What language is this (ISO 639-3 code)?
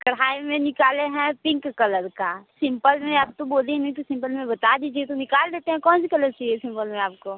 hin